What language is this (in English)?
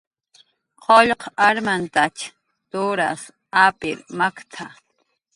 Jaqaru